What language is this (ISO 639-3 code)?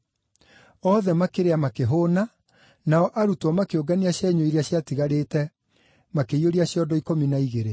kik